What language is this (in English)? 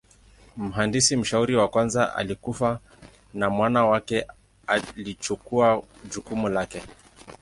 Swahili